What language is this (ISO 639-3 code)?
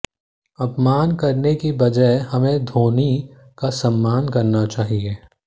hin